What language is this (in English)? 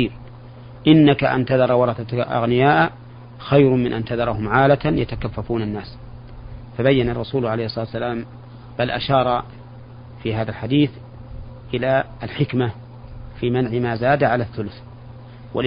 Arabic